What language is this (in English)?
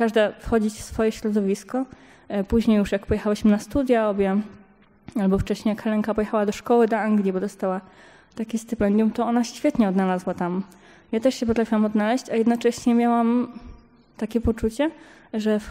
Polish